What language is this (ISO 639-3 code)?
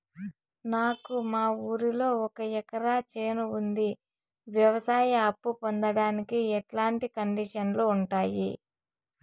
tel